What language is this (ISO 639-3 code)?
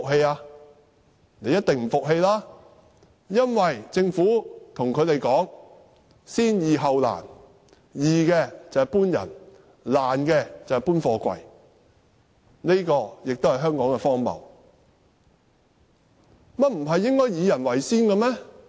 yue